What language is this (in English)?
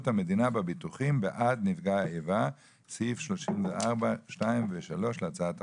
Hebrew